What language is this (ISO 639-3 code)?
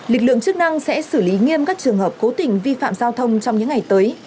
vie